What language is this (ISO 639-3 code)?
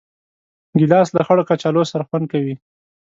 pus